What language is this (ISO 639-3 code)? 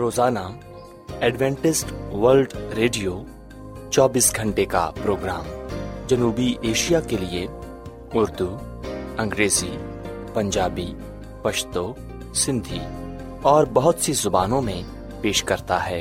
urd